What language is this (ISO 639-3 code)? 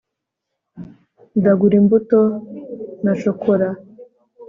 kin